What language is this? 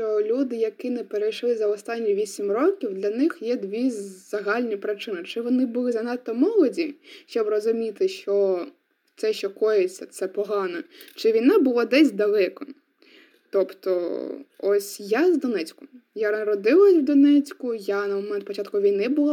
Ukrainian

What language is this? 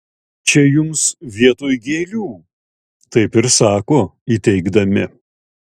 Lithuanian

